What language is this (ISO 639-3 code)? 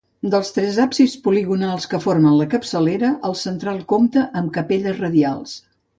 cat